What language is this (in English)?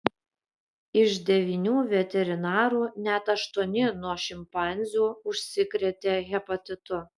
Lithuanian